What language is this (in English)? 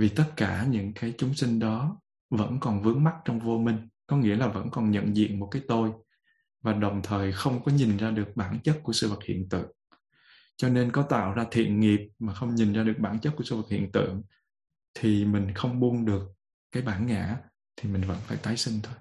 Vietnamese